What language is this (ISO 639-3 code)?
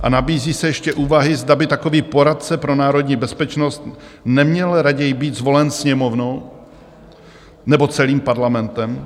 ces